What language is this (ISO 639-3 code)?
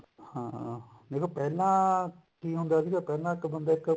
pan